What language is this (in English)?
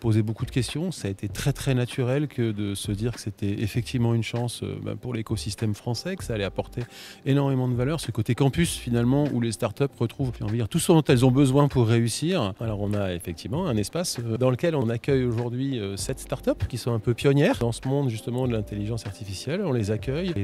French